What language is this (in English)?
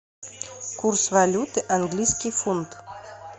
Russian